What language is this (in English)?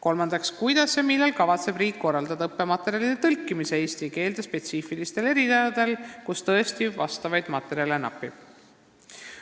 Estonian